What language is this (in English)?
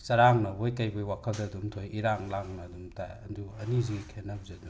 Manipuri